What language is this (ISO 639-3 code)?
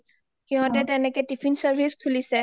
asm